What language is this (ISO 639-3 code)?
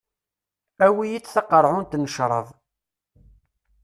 kab